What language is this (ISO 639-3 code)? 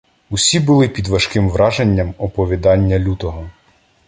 ukr